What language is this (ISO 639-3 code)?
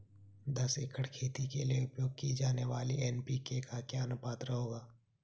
hin